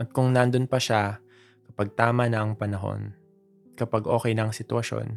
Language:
Filipino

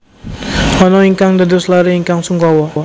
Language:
Javanese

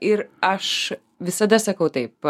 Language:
Lithuanian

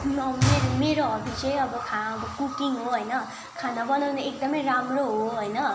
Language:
Nepali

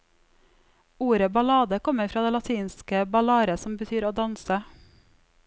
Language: Norwegian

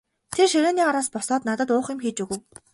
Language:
Mongolian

